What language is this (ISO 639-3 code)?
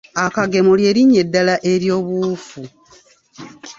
lug